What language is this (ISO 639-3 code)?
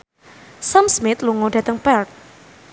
jav